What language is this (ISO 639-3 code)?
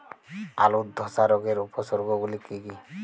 ben